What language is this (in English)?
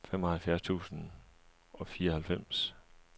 Danish